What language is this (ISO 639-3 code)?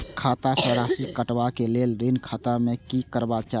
mai